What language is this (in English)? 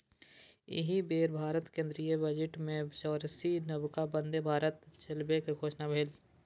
Maithili